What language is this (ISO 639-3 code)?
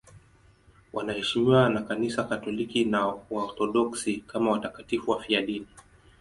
swa